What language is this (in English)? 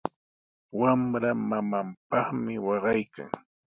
Sihuas Ancash Quechua